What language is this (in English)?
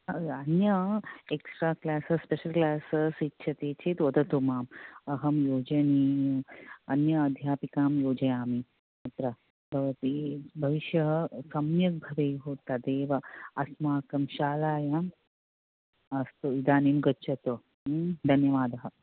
Sanskrit